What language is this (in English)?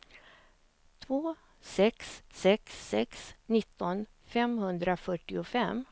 Swedish